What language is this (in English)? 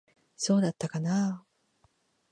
Japanese